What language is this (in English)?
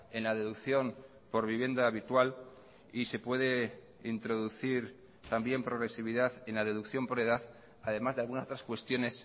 Spanish